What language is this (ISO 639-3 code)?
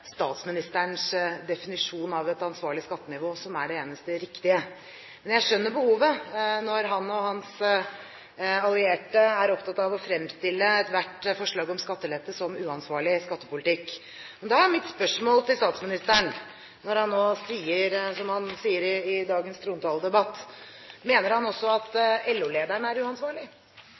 nob